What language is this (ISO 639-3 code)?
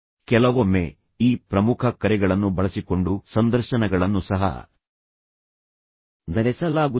kan